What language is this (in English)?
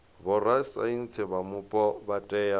Venda